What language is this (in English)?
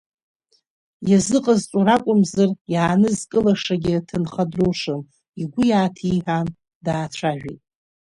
Abkhazian